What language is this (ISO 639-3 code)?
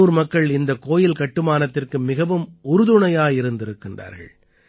tam